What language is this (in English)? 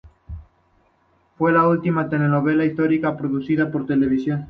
Spanish